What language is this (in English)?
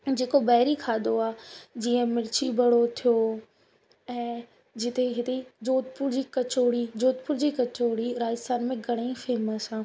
Sindhi